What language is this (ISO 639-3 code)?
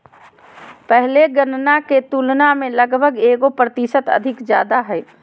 mag